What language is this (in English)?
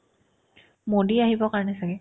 Assamese